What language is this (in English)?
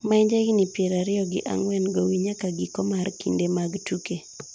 Luo (Kenya and Tanzania)